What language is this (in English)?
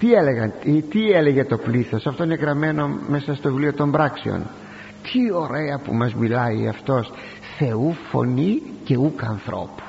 Greek